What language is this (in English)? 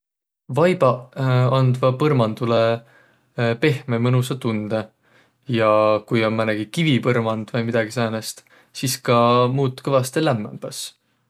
Võro